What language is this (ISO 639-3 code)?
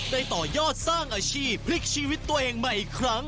tha